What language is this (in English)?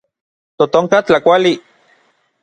Orizaba Nahuatl